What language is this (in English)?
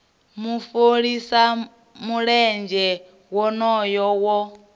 Venda